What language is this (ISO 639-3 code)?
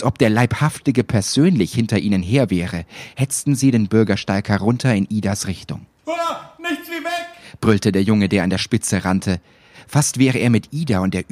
deu